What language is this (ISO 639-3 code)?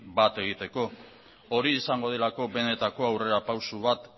eus